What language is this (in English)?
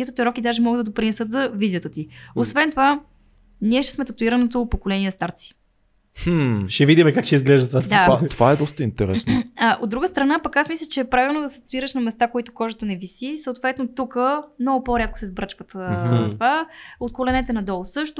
Bulgarian